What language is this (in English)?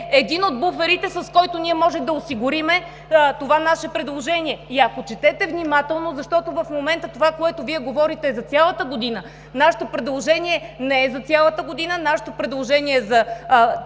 Bulgarian